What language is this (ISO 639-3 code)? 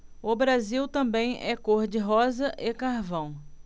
por